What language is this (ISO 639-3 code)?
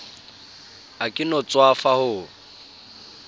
sot